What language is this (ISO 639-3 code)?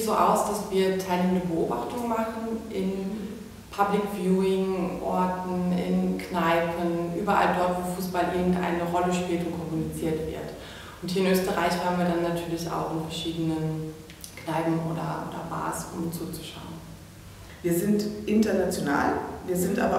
deu